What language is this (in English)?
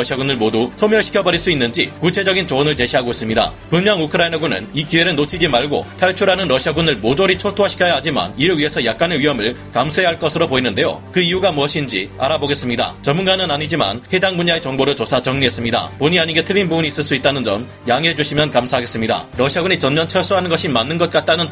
Korean